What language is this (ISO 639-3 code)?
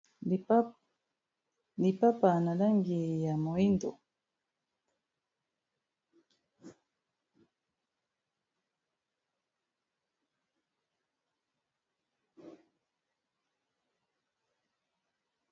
lin